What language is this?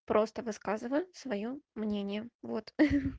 Russian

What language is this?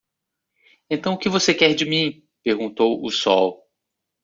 Portuguese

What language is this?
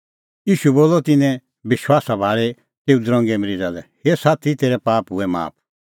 Kullu Pahari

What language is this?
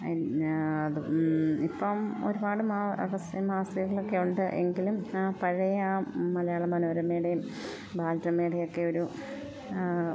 Malayalam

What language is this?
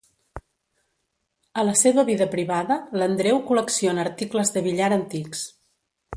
Catalan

